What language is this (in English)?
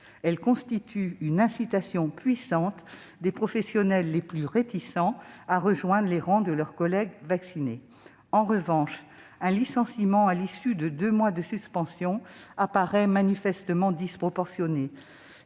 French